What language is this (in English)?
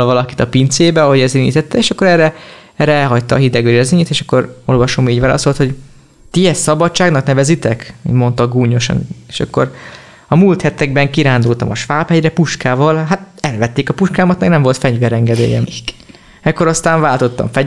Hungarian